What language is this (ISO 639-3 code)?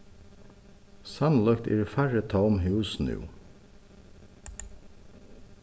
fao